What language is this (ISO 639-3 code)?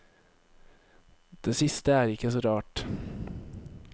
nor